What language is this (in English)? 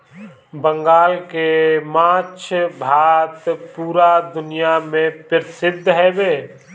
Bhojpuri